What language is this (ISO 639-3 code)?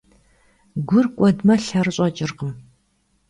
kbd